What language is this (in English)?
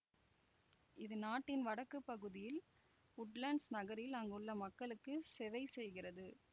Tamil